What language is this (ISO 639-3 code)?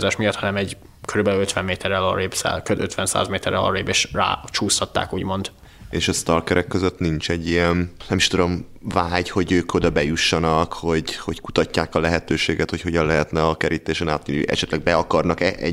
hun